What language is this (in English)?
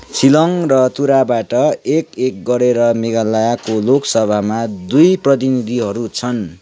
Nepali